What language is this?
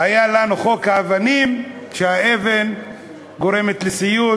Hebrew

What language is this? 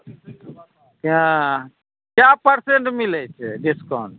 Maithili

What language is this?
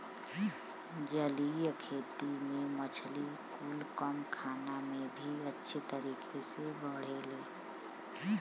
Bhojpuri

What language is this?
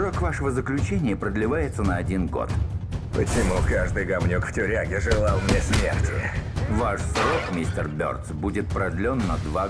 Russian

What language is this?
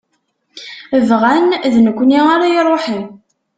Kabyle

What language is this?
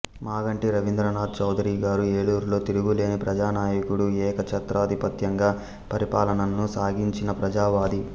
Telugu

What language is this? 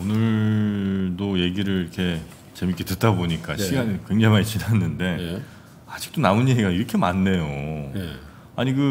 Korean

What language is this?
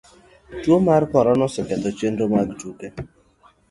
Luo (Kenya and Tanzania)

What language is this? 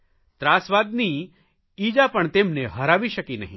Gujarati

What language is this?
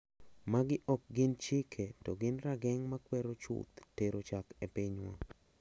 Luo (Kenya and Tanzania)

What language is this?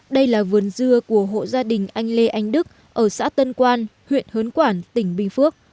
Vietnamese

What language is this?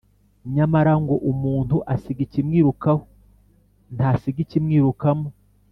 Kinyarwanda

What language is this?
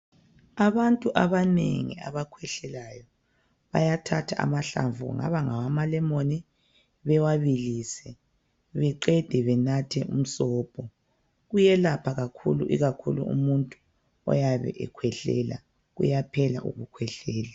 North Ndebele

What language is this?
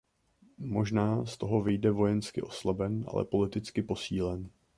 Czech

